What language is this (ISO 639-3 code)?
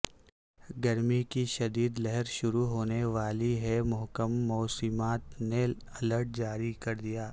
urd